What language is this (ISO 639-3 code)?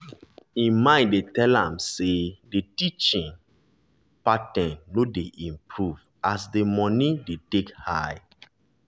pcm